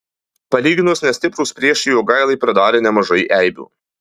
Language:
Lithuanian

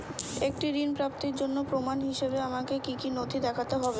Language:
Bangla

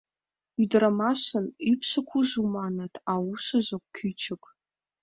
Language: Mari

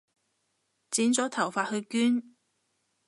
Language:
Cantonese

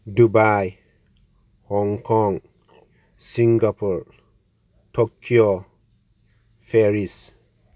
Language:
Bodo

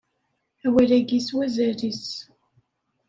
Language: Kabyle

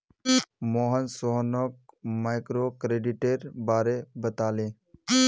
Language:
Magahi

